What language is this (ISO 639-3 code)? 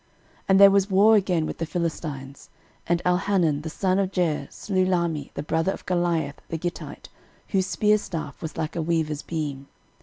eng